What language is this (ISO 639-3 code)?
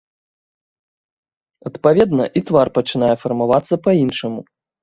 bel